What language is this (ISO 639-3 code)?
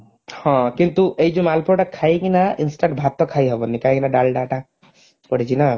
ori